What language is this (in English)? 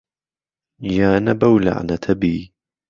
Central Kurdish